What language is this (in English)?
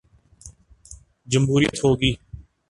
Urdu